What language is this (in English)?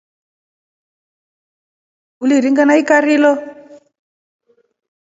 Rombo